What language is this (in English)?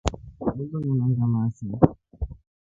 Rombo